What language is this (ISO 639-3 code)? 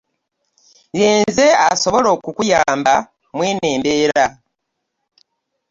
lug